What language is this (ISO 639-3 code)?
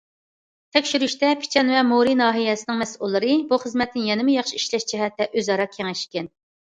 uig